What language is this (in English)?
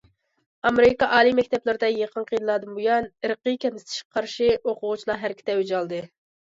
Uyghur